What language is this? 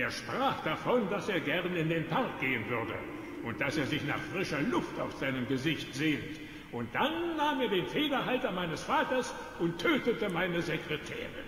German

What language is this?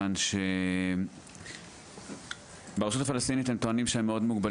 Hebrew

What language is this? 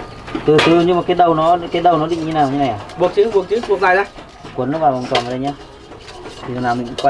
Vietnamese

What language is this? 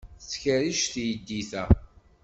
Kabyle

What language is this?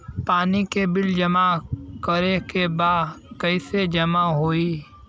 Bhojpuri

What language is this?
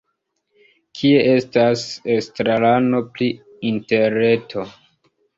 Esperanto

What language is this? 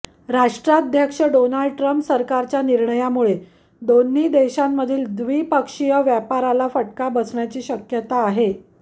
Marathi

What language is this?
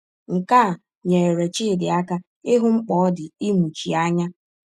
Igbo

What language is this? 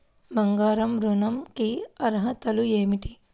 Telugu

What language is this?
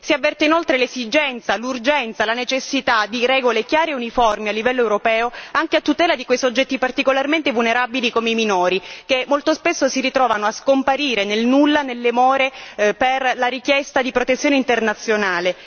Italian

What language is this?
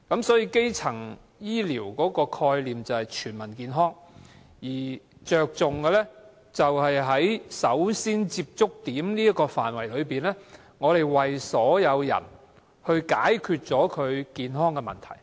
Cantonese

